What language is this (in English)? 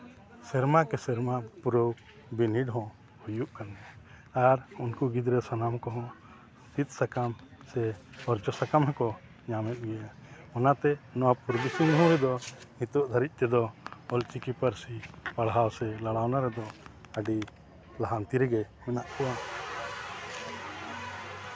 Santali